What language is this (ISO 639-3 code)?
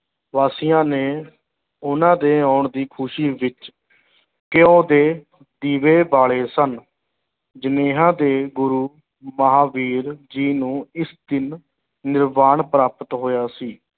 pan